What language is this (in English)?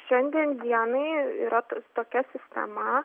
Lithuanian